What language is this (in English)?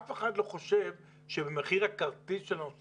Hebrew